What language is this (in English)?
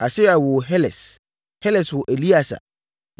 Akan